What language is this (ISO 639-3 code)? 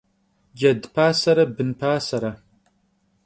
kbd